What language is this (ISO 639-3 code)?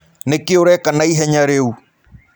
kik